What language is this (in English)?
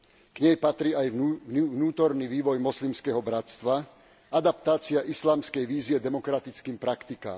Slovak